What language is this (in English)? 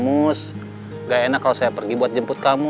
Indonesian